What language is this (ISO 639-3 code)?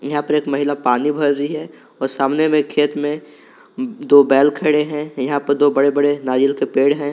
hin